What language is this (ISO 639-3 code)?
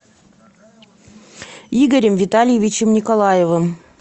rus